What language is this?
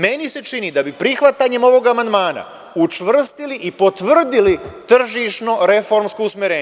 Serbian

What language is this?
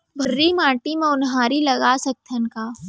Chhattisgarhi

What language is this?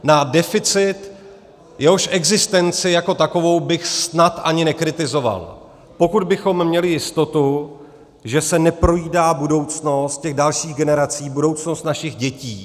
Czech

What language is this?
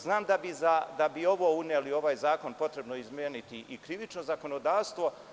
Serbian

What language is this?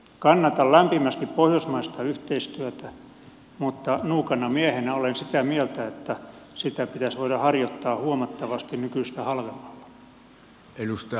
Finnish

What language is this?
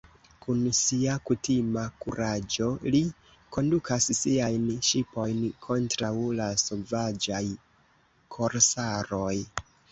Esperanto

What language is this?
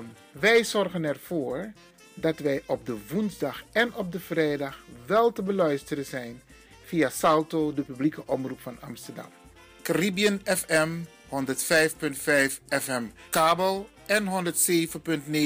Dutch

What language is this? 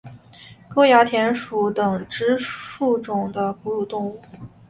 Chinese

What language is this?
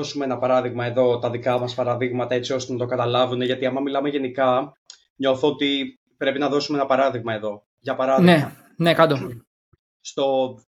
Greek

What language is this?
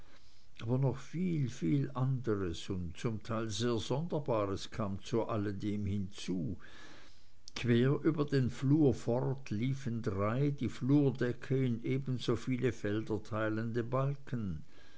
German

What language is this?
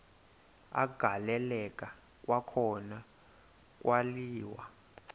Xhosa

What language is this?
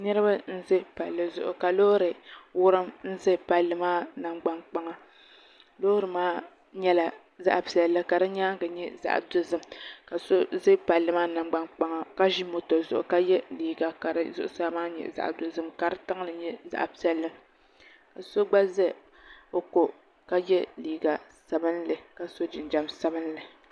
Dagbani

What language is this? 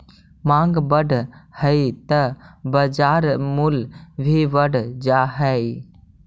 Magahi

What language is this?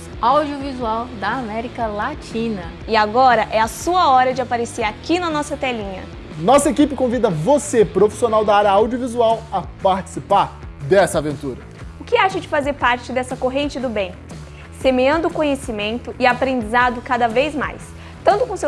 Portuguese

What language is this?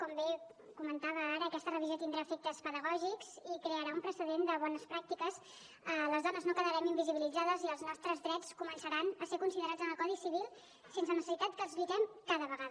Catalan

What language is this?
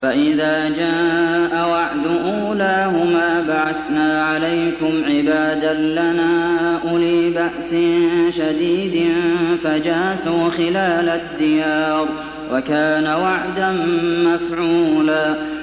Arabic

